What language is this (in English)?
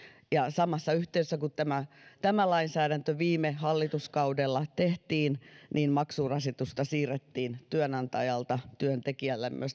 Finnish